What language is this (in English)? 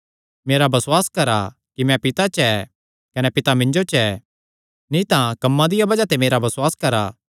Kangri